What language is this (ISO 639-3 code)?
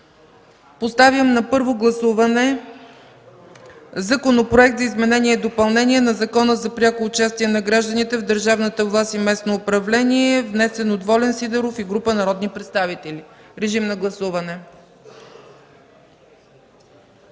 bul